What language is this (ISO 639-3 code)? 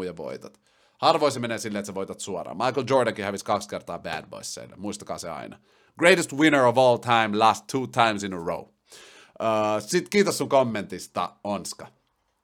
fin